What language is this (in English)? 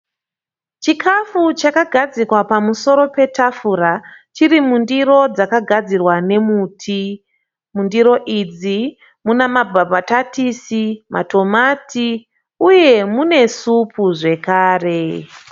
Shona